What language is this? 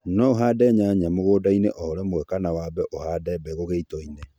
Kikuyu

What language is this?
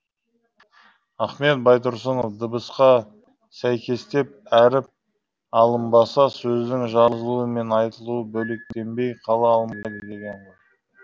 Kazakh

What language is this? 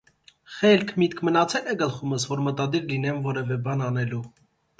Armenian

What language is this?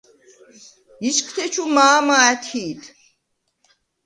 Svan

